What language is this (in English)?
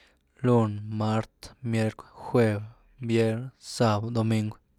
Güilá Zapotec